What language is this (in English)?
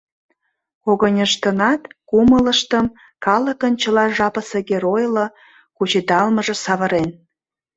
Mari